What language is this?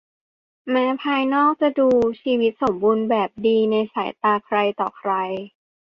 Thai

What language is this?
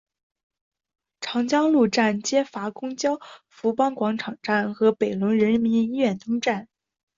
Chinese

